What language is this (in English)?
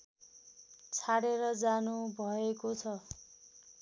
Nepali